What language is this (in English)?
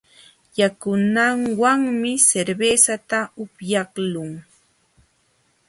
Jauja Wanca Quechua